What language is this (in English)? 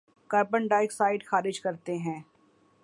Urdu